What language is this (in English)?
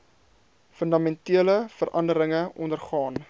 Afrikaans